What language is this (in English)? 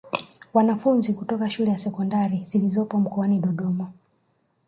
Swahili